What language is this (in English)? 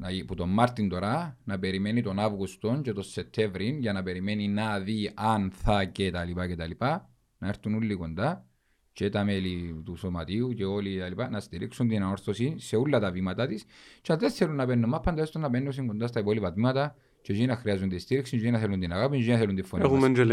Greek